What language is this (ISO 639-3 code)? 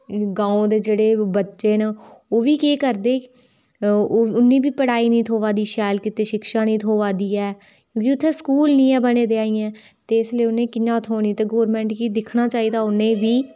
doi